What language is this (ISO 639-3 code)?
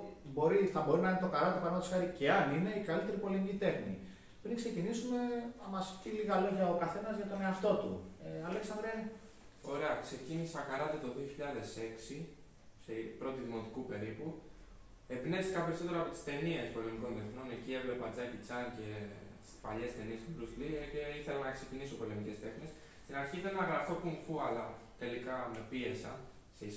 ell